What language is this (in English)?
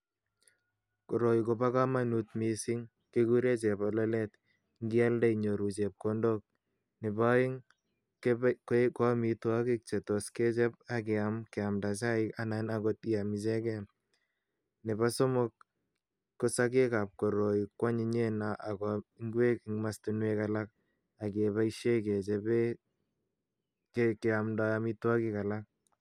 Kalenjin